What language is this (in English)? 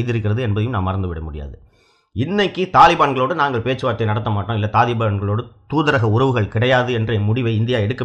Tamil